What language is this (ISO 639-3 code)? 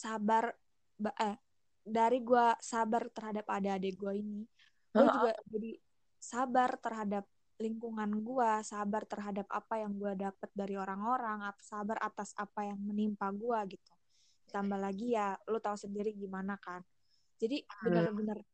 ind